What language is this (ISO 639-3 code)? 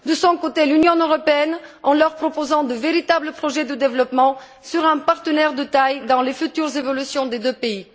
fra